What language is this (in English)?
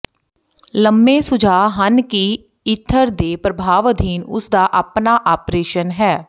Punjabi